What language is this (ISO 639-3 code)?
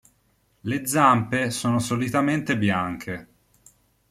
ita